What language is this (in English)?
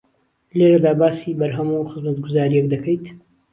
Central Kurdish